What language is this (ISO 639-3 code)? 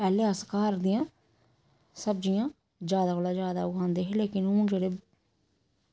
doi